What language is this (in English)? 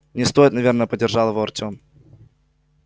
Russian